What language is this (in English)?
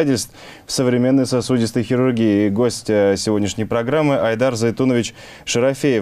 Russian